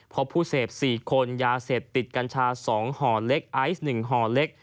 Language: Thai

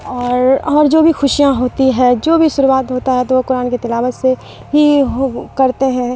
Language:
Urdu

